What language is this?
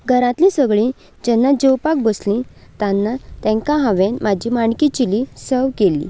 Konkani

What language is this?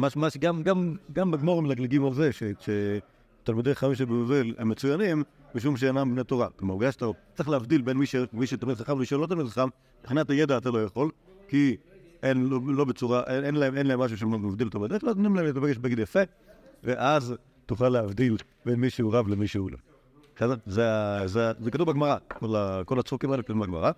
Hebrew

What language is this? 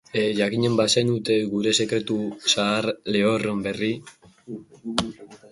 Basque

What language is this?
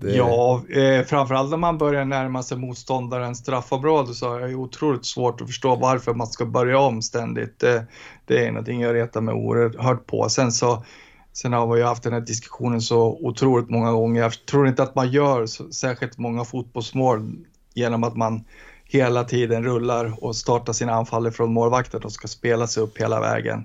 Swedish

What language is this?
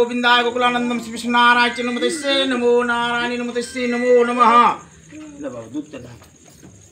Bangla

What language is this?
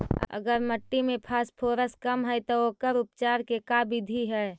Magahi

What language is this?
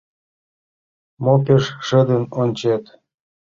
Mari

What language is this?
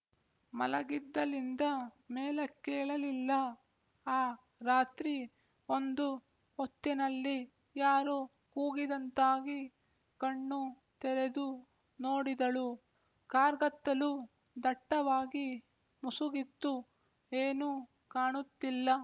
Kannada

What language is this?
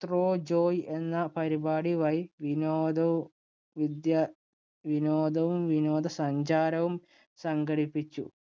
Malayalam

